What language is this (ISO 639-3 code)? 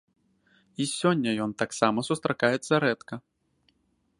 bel